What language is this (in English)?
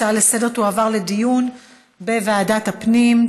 Hebrew